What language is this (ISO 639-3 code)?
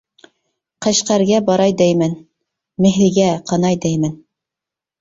uig